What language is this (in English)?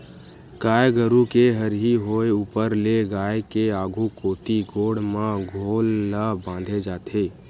Chhattisgarhi